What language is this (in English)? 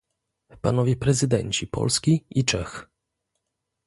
Polish